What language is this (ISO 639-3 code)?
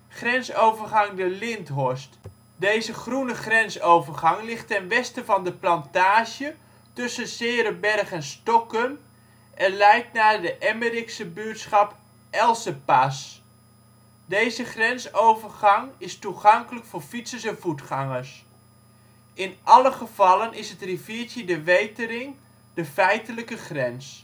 nld